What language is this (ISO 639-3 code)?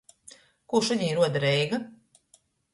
ltg